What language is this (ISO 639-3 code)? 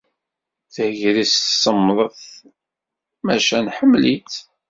kab